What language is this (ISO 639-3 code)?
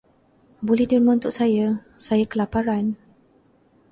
msa